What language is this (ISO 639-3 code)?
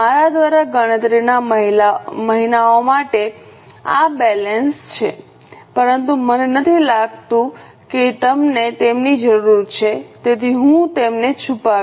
guj